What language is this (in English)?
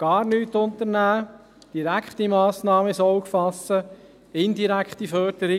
Swiss German